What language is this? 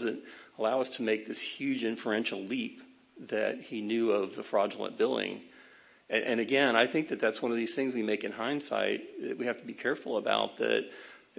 English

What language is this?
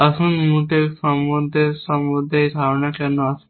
Bangla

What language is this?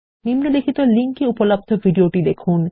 Bangla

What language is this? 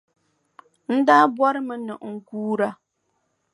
Dagbani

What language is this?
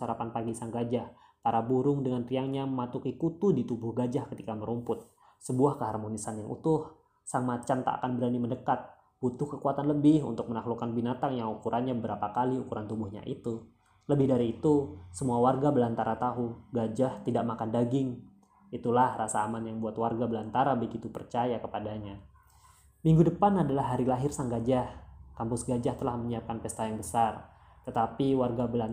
Indonesian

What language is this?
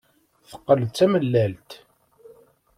Kabyle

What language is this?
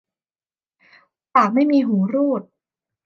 Thai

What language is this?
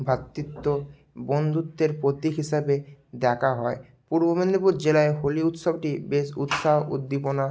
Bangla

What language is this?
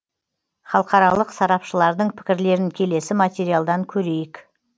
Kazakh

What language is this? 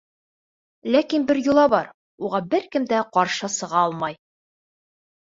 Bashkir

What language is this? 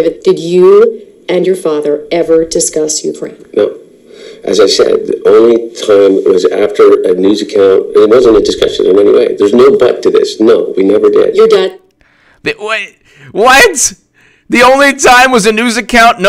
English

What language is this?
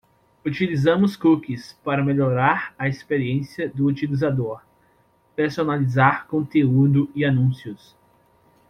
Portuguese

